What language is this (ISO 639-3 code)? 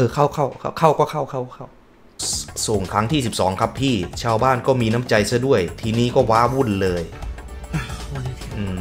tha